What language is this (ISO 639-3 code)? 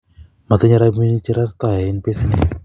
kln